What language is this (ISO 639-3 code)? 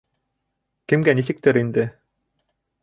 bak